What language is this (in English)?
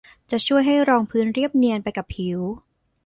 Thai